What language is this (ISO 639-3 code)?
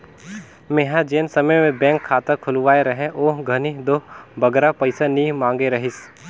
hne